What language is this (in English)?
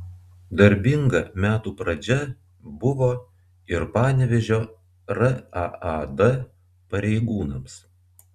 Lithuanian